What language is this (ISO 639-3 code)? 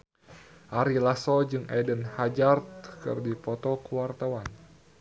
sun